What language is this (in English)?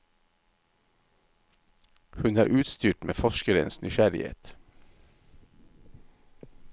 Norwegian